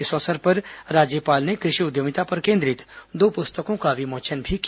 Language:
Hindi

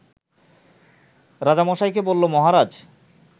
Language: Bangla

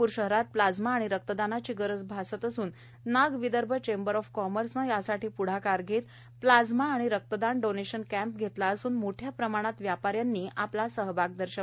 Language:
Marathi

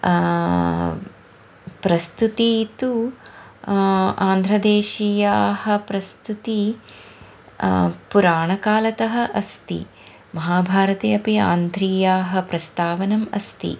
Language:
Sanskrit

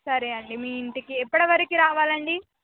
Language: Telugu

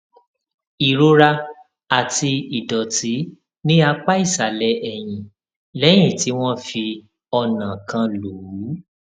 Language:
Yoruba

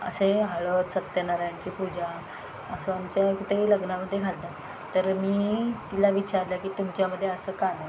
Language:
Marathi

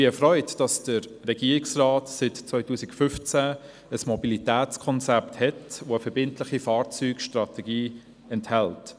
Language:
Swiss German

